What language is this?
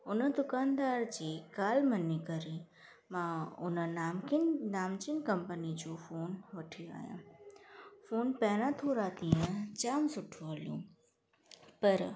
Sindhi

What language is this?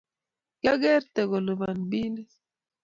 Kalenjin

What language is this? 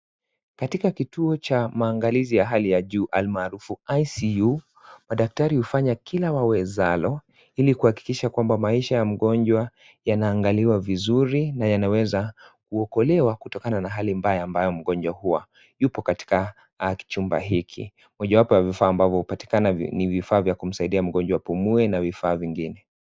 Swahili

